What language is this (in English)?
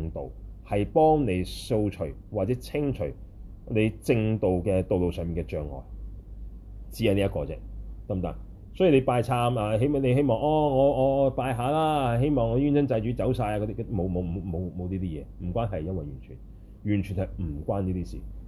Chinese